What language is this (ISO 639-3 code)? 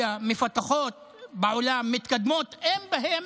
heb